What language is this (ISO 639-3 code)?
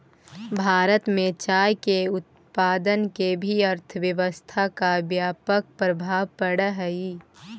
mag